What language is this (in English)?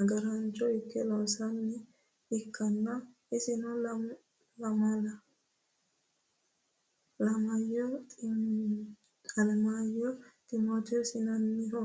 Sidamo